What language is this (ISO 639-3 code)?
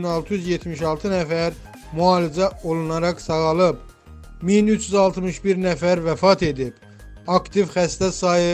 tur